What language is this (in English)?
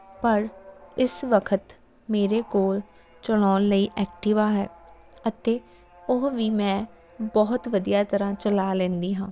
Punjabi